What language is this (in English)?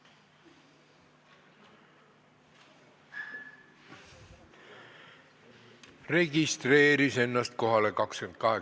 Estonian